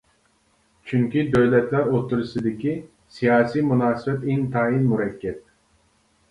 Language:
Uyghur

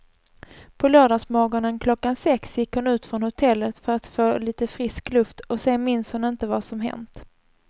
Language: Swedish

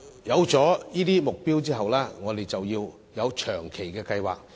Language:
Cantonese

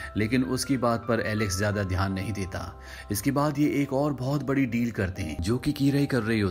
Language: Hindi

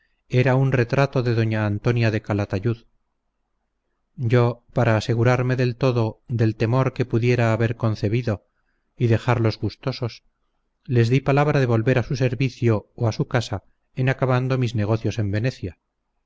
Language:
Spanish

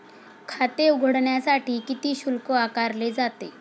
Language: Marathi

